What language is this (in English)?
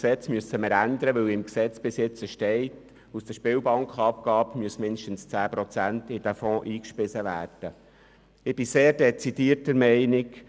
Swiss German